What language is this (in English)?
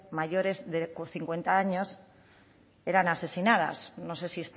Spanish